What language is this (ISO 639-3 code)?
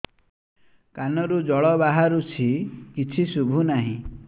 ori